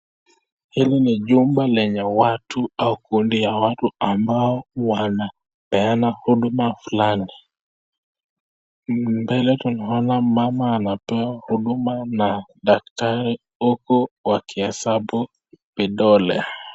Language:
Swahili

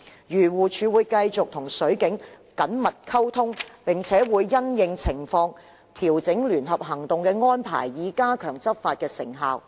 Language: Cantonese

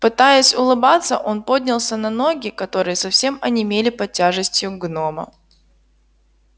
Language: Russian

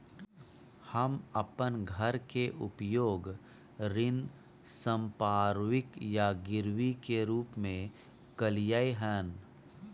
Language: Maithili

